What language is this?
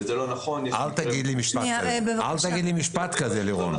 Hebrew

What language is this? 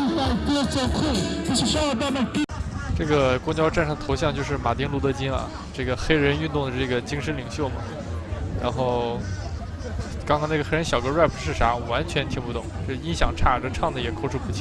Chinese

